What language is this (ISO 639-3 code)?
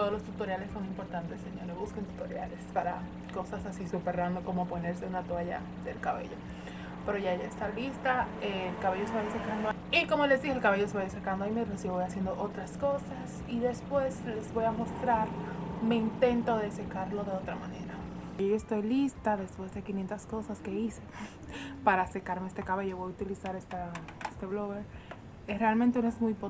spa